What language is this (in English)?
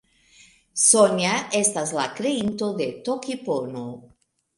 Esperanto